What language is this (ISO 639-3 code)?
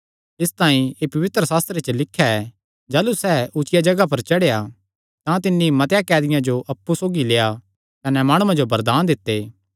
xnr